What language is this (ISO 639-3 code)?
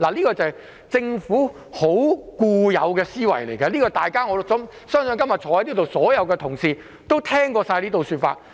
yue